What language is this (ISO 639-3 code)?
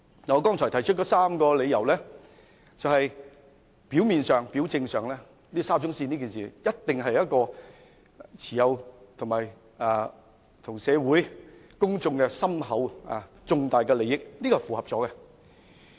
yue